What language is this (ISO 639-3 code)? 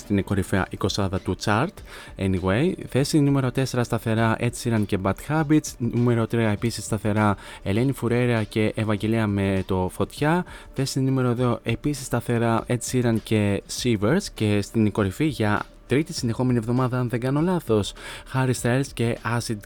ell